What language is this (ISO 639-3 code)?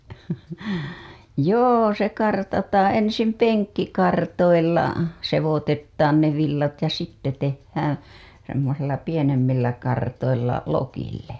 fin